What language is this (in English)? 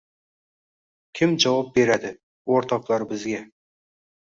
Uzbek